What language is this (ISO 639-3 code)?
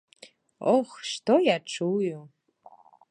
bel